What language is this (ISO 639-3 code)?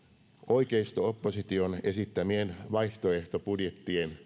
fin